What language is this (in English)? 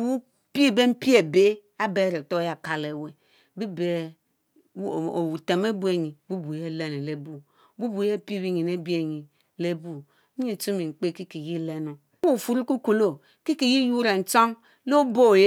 Mbe